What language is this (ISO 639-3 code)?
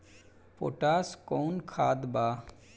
bho